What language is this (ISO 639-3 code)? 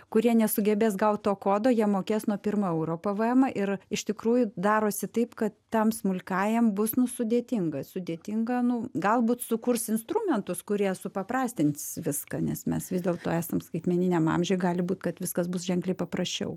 lit